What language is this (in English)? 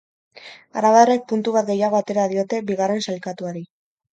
Basque